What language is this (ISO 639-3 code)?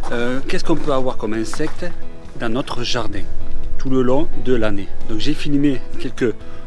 fra